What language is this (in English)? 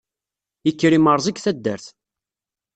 Kabyle